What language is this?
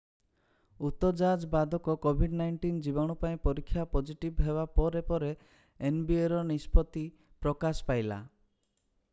Odia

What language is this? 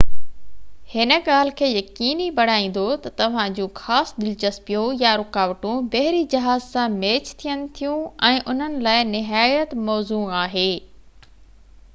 Sindhi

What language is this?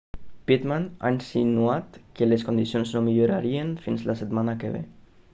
Catalan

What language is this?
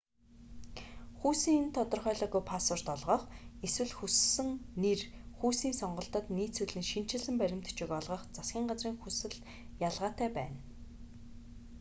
Mongolian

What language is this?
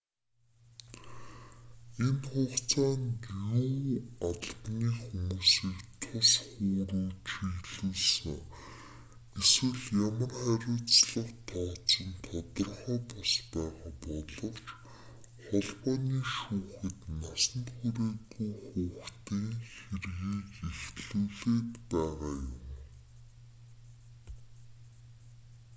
Mongolian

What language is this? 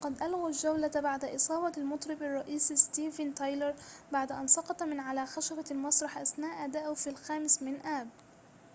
Arabic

